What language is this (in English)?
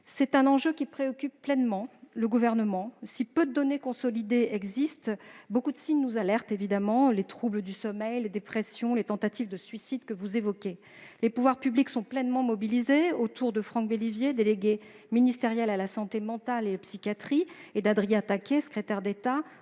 French